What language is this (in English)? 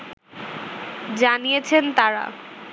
Bangla